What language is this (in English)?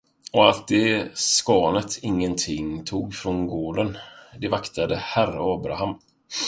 Swedish